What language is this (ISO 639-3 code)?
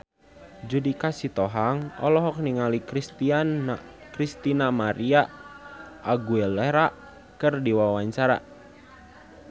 sun